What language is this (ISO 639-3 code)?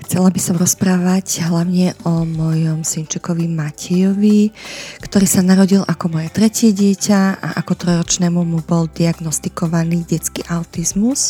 slk